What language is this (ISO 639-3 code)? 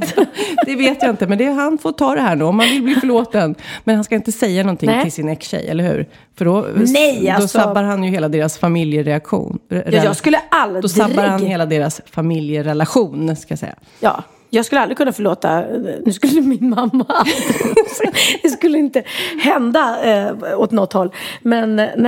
swe